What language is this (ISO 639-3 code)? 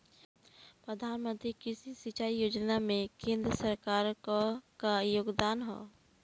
bho